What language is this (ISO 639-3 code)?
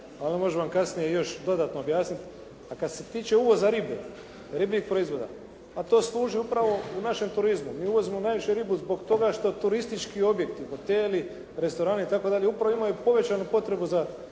hrv